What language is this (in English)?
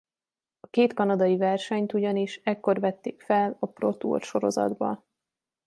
Hungarian